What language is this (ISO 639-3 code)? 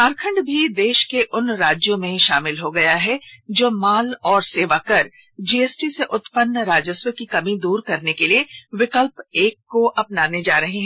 hin